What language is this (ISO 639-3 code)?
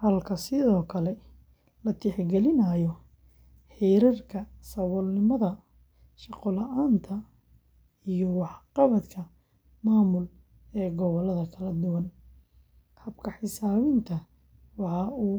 som